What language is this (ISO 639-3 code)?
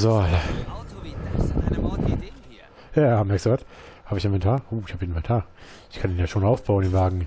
deu